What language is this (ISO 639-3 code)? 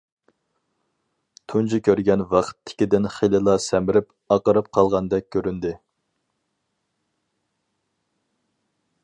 uig